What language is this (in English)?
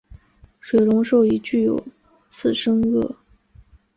Chinese